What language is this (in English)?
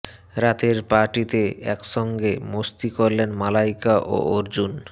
Bangla